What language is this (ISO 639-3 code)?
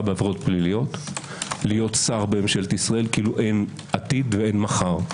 heb